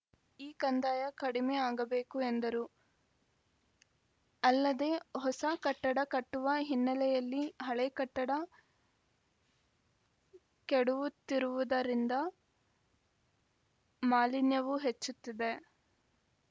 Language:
Kannada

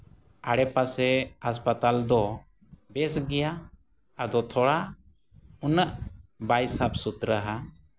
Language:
Santali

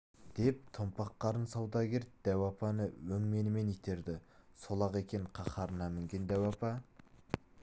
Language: Kazakh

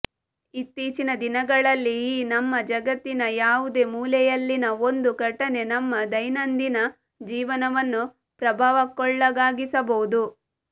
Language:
Kannada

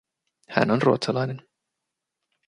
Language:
Finnish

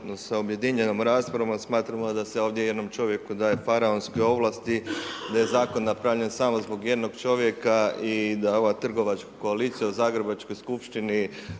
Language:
Croatian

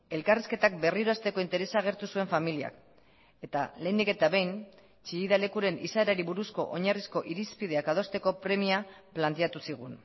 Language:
Basque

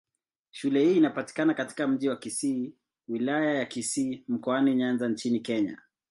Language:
Swahili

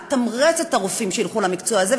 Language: Hebrew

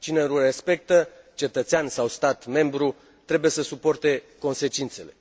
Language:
Romanian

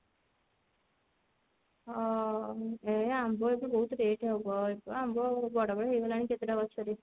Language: Odia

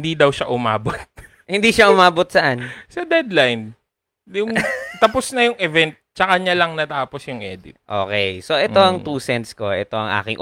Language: Filipino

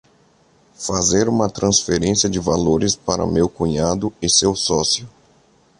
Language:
Portuguese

